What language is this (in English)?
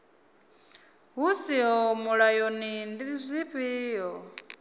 Venda